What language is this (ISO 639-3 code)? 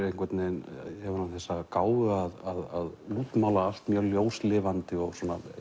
isl